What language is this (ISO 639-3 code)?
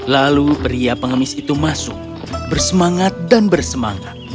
ind